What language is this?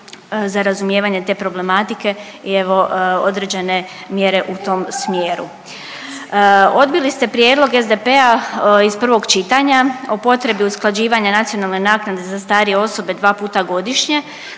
Croatian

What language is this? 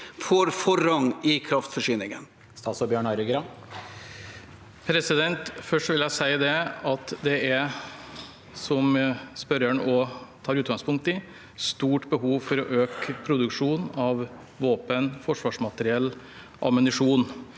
Norwegian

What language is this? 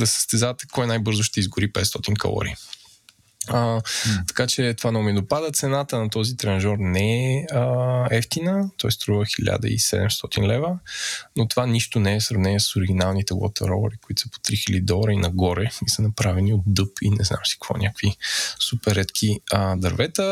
Bulgarian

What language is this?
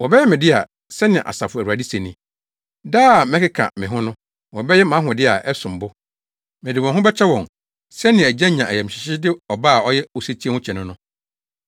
Akan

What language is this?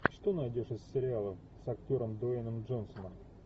Russian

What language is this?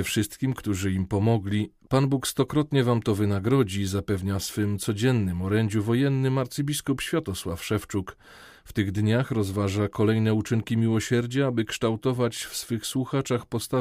Polish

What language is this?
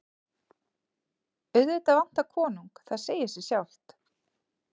Icelandic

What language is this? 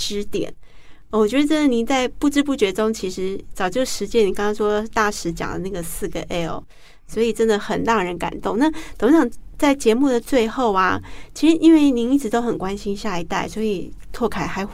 Chinese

